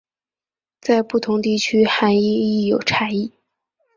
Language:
Chinese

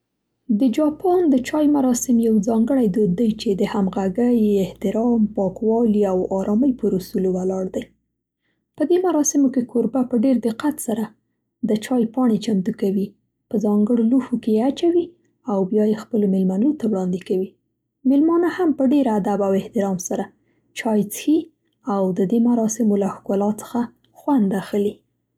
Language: Central Pashto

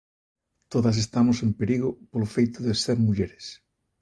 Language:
Galician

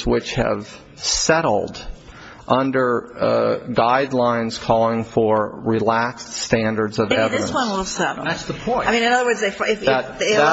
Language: English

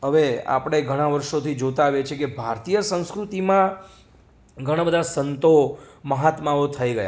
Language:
Gujarati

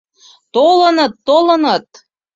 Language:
Mari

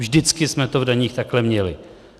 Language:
Czech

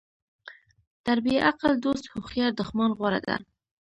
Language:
Pashto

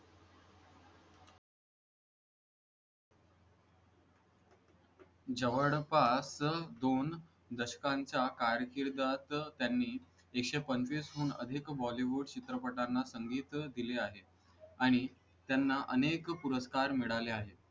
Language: Marathi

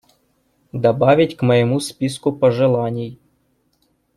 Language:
Russian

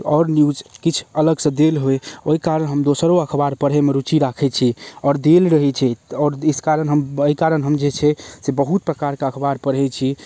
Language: Maithili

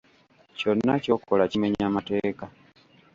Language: Ganda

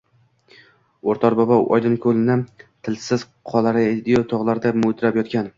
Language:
Uzbek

